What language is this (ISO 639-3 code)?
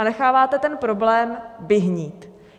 ces